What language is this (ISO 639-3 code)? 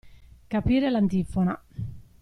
ita